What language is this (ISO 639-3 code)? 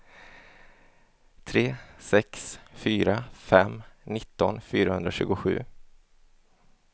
swe